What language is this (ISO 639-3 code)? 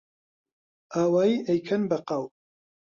ckb